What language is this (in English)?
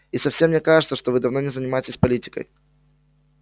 Russian